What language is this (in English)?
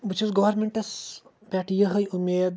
Kashmiri